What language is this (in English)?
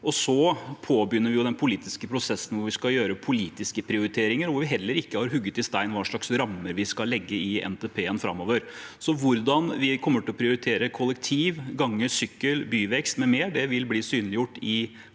Norwegian